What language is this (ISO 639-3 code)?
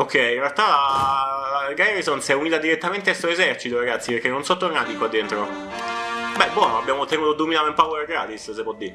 ita